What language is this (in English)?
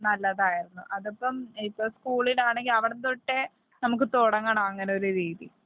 Malayalam